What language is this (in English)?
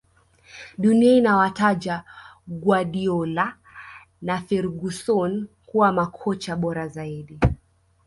Swahili